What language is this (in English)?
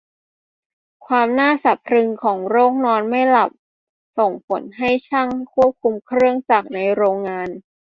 Thai